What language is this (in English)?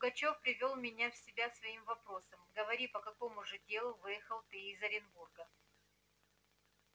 Russian